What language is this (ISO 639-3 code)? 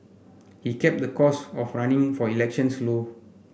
eng